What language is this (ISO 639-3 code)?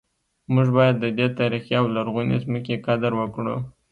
pus